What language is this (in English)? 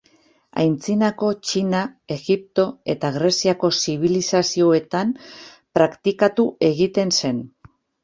Basque